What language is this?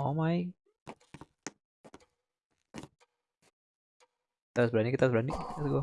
Indonesian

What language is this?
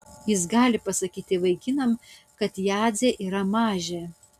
Lithuanian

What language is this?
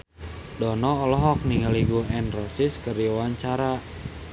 Sundanese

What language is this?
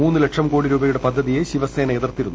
Malayalam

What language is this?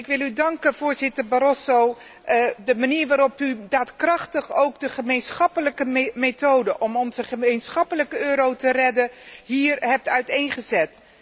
Dutch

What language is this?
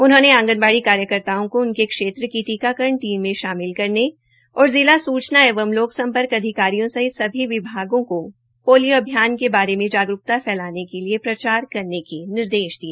Hindi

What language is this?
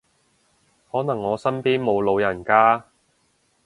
Cantonese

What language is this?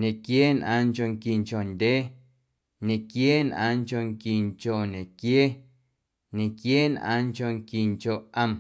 Guerrero Amuzgo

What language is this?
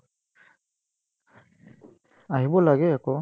Assamese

